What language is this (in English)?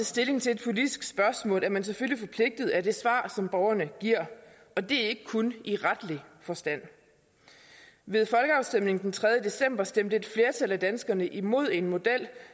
Danish